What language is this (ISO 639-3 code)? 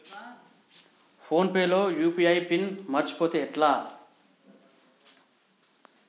tel